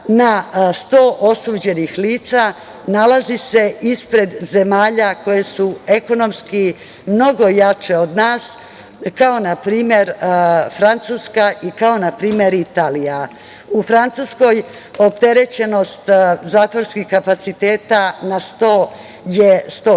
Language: Serbian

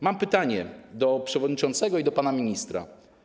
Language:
Polish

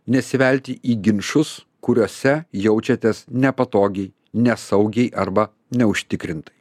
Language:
Lithuanian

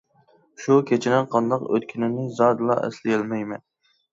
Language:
Uyghur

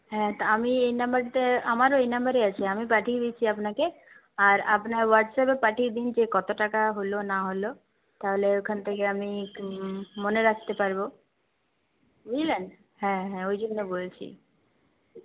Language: Bangla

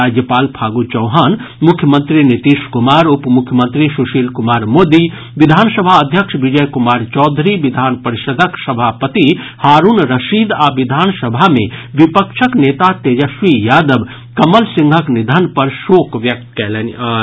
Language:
Maithili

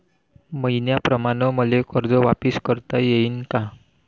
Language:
Marathi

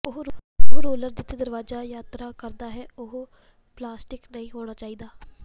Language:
Punjabi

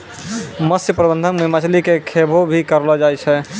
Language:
Maithili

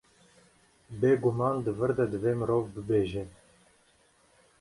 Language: Kurdish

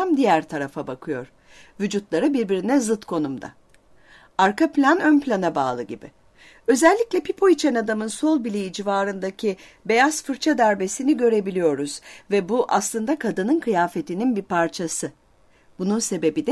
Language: Turkish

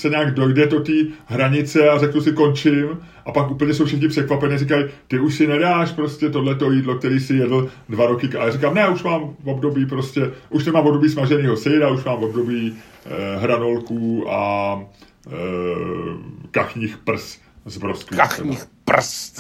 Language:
Czech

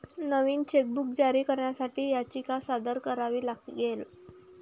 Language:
Marathi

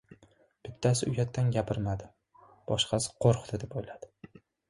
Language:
Uzbek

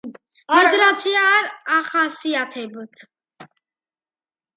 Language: Georgian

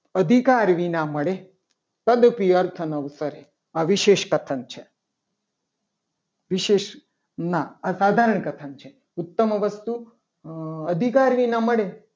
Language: Gujarati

